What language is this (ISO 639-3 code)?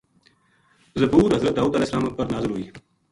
gju